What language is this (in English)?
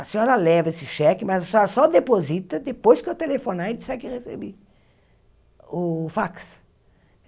Portuguese